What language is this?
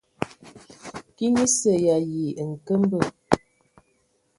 Ewondo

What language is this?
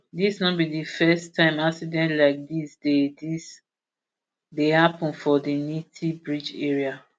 Nigerian Pidgin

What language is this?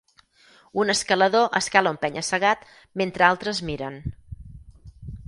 Catalan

